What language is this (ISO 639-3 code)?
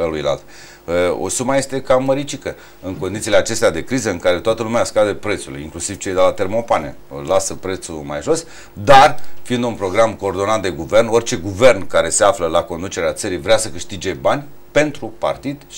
ron